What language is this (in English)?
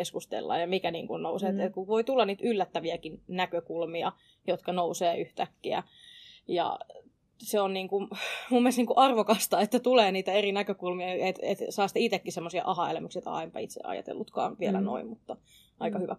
Finnish